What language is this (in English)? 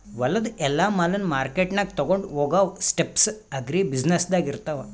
Kannada